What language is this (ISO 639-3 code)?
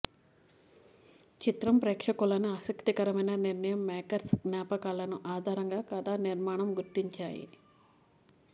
tel